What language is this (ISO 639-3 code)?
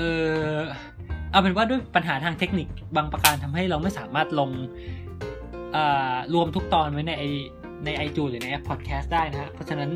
tha